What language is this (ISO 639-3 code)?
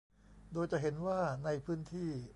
tha